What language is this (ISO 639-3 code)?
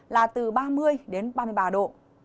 vie